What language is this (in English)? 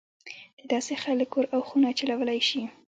Pashto